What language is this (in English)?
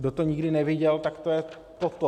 Czech